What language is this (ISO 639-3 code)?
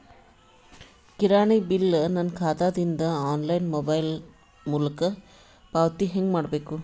kan